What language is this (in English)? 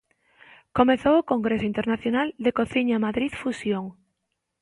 Galician